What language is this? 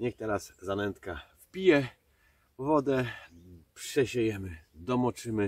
Polish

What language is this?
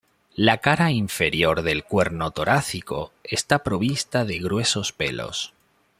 Spanish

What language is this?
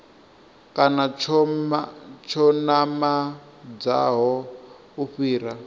Venda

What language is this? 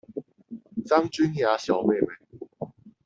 Chinese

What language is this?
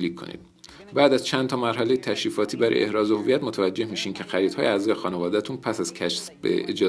Persian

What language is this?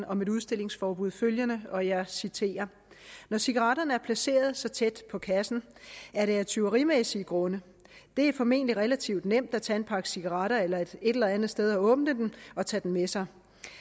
Danish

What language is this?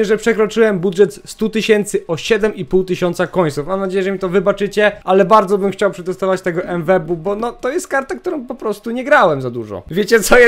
Polish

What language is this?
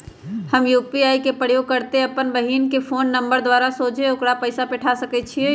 Magahi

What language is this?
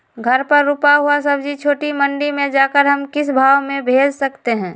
Magahi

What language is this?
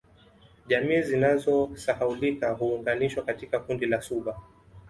Swahili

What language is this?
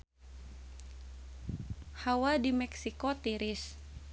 Sundanese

